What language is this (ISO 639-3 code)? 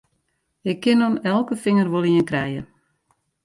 fry